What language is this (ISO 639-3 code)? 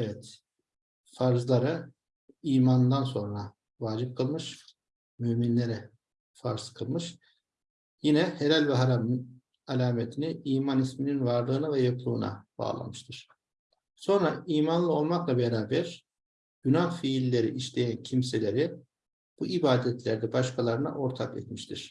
tur